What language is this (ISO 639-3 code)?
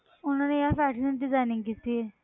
pan